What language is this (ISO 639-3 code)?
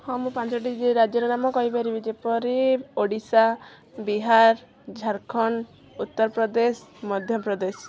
ori